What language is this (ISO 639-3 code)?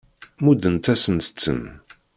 kab